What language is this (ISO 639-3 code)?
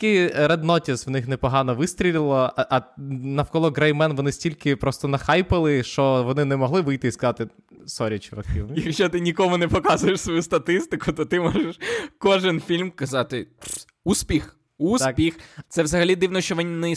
ukr